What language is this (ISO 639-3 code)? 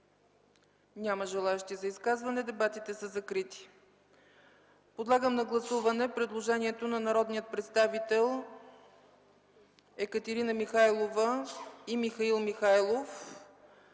bul